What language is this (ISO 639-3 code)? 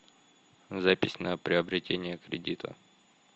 rus